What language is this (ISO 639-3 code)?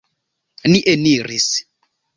epo